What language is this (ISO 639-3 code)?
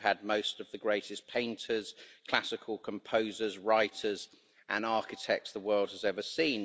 eng